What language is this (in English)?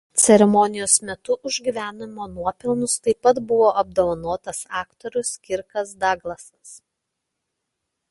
Lithuanian